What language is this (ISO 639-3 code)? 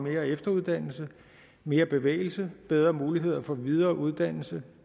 dan